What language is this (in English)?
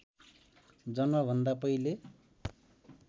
Nepali